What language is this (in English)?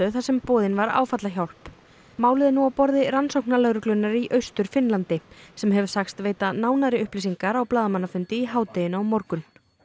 Icelandic